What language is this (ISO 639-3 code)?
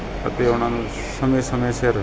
pan